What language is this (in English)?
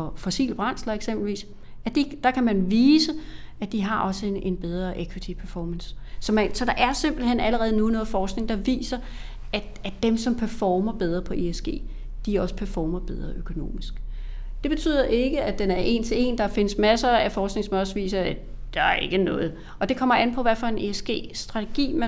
Danish